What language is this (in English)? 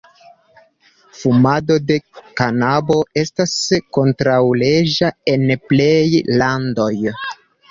Esperanto